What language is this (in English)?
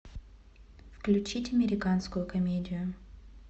Russian